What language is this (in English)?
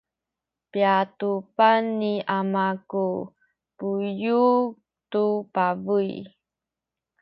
Sakizaya